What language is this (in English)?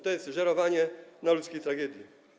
Polish